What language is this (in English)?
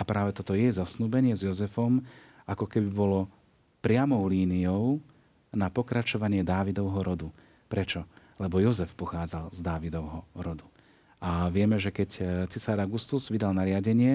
Slovak